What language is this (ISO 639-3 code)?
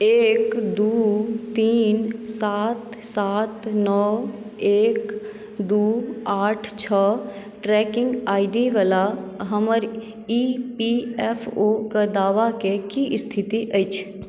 mai